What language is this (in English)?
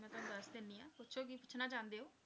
Punjabi